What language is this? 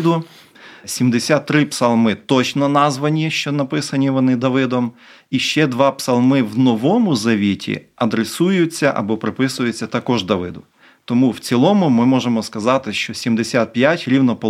Ukrainian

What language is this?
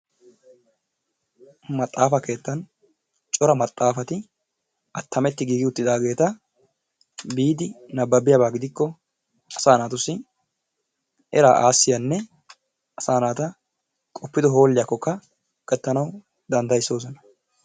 Wolaytta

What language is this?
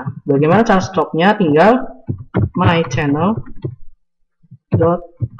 Indonesian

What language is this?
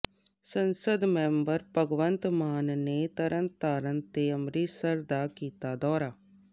Punjabi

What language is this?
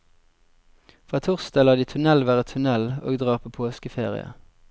Norwegian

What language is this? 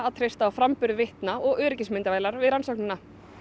Icelandic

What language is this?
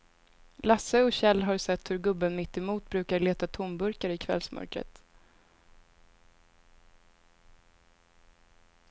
Swedish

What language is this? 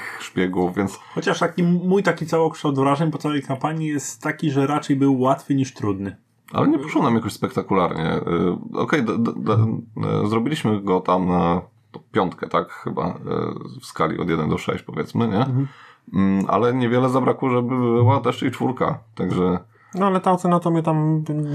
Polish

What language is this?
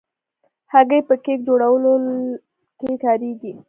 Pashto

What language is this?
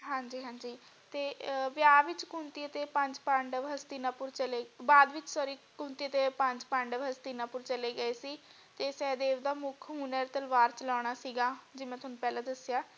Punjabi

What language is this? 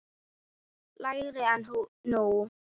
Icelandic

